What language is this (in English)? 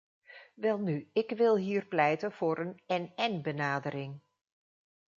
Dutch